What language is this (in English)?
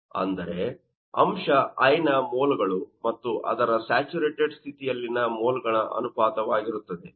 Kannada